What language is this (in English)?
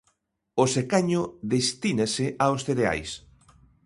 Galician